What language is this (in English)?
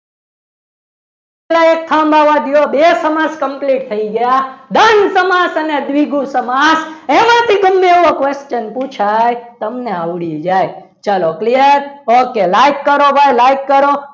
Gujarati